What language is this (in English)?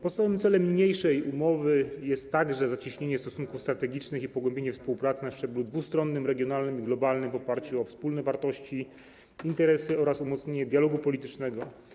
Polish